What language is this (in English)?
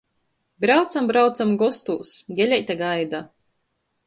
Latgalian